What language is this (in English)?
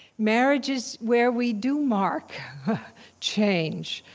English